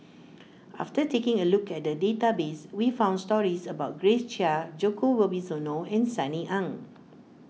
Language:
English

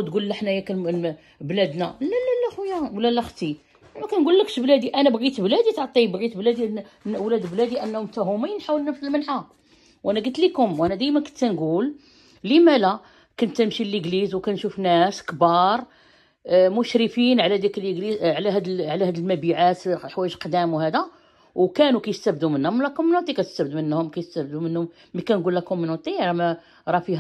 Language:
Arabic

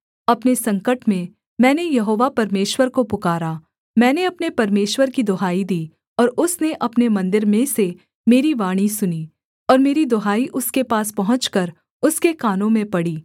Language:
Hindi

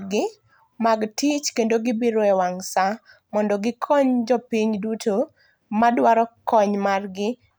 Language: Luo (Kenya and Tanzania)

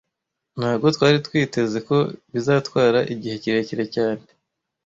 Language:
Kinyarwanda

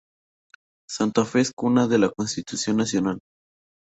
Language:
Spanish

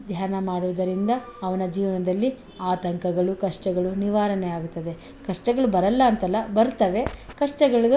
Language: Kannada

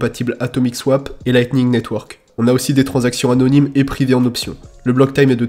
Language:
French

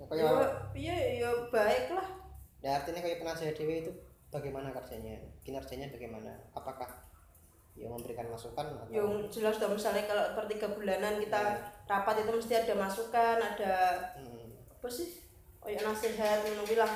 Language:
Indonesian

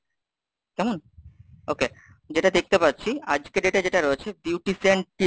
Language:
Bangla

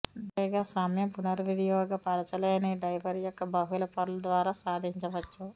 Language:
Telugu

